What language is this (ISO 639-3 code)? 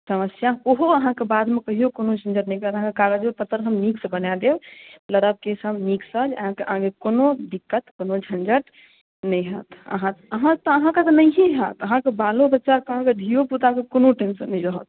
mai